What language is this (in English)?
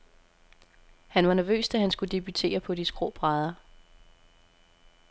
Danish